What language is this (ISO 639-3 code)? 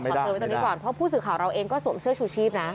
tha